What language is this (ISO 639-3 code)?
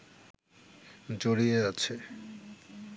ben